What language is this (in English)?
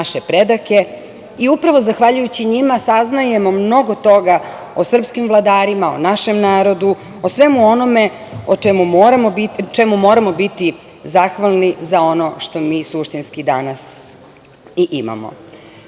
Serbian